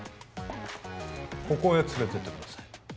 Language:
Japanese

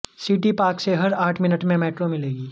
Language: Hindi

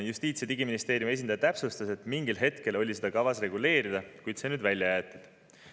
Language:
Estonian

